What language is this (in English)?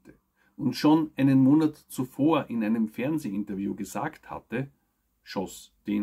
German